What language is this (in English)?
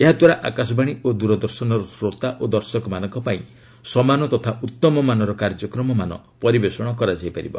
Odia